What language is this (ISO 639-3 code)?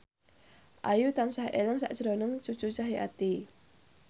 jav